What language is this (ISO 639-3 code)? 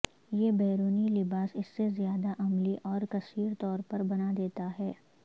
urd